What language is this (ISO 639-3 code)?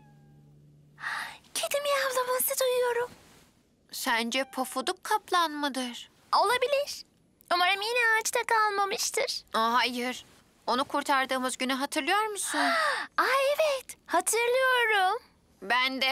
tur